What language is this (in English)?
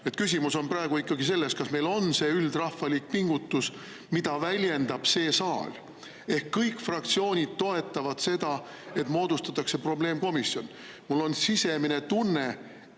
Estonian